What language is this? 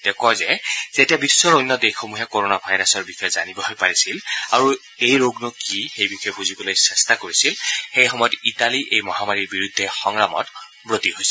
Assamese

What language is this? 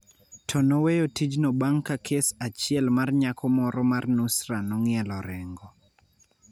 Luo (Kenya and Tanzania)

